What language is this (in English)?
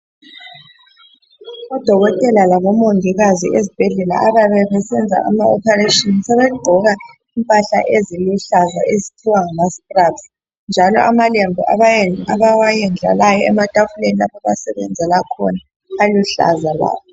North Ndebele